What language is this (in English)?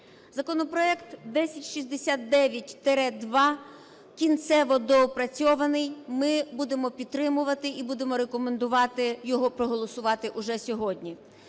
Ukrainian